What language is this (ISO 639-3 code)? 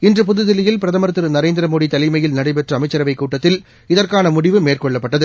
tam